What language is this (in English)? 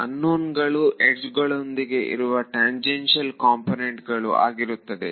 Kannada